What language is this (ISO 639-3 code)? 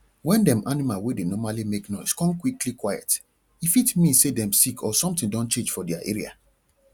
pcm